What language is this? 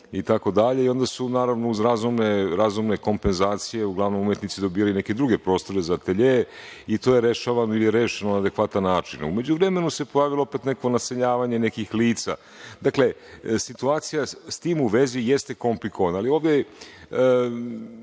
Serbian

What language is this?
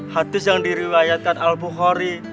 Indonesian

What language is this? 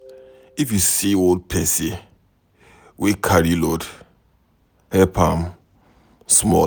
Nigerian Pidgin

